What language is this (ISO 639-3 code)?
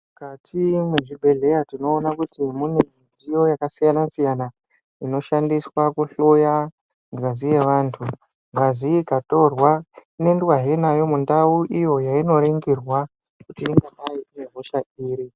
ndc